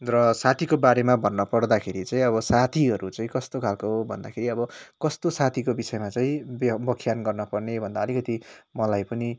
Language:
Nepali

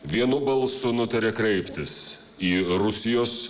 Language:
Lithuanian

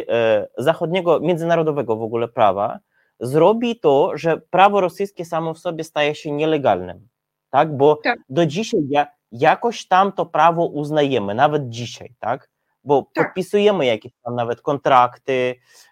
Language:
Polish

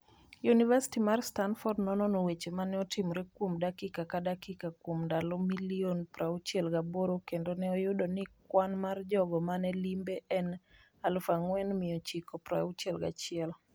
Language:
Luo (Kenya and Tanzania)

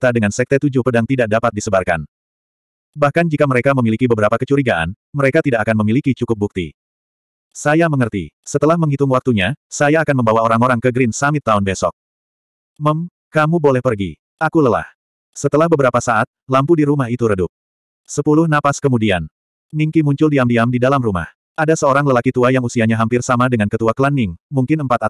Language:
Indonesian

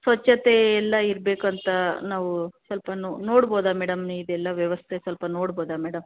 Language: Kannada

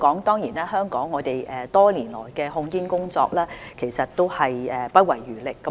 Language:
Cantonese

